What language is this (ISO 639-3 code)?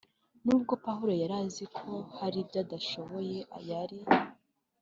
kin